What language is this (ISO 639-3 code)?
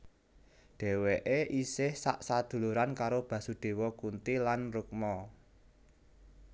jav